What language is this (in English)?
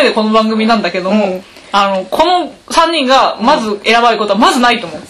Japanese